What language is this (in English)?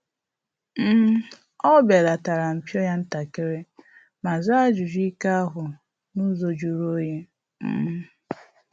Igbo